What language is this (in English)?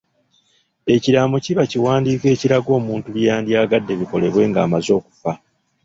Ganda